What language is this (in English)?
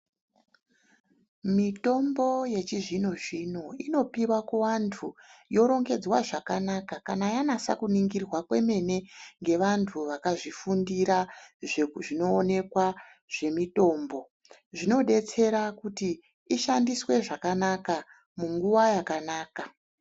Ndau